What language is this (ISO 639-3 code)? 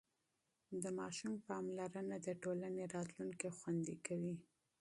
pus